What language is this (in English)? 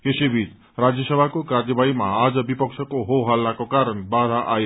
Nepali